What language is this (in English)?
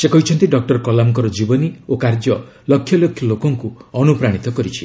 Odia